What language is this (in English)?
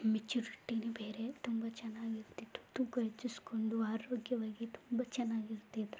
Kannada